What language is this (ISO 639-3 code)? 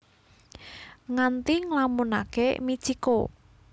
jav